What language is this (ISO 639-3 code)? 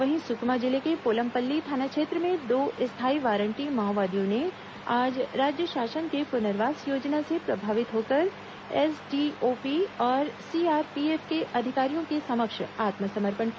hin